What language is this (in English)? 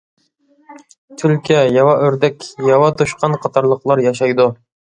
Uyghur